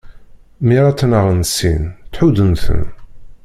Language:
Kabyle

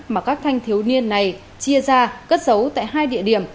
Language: Vietnamese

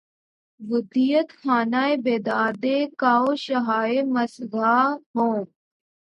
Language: Urdu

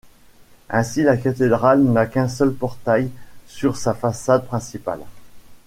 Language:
French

